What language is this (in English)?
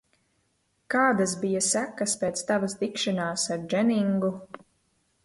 Latvian